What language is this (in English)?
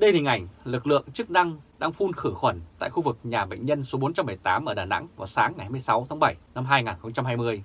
Vietnamese